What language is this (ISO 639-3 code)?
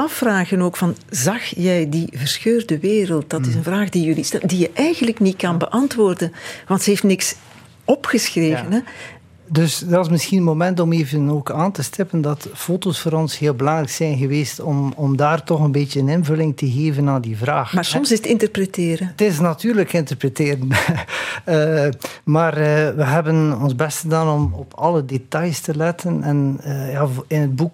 nld